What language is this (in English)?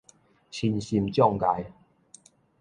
Min Nan Chinese